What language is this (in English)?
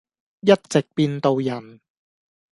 Cantonese